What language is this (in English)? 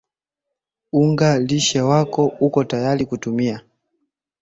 Swahili